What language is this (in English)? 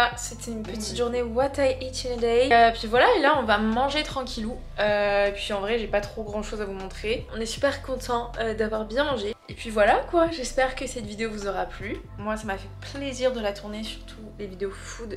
French